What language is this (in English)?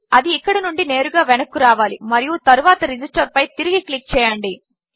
Telugu